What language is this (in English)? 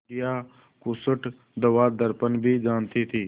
Hindi